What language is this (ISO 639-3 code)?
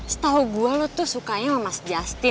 ind